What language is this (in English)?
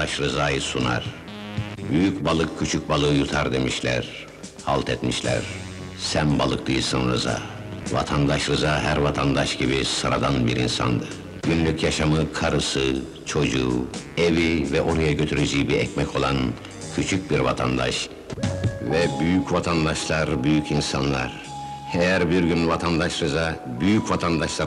Turkish